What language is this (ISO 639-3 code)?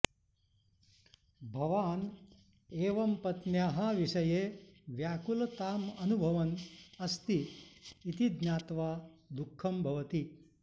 san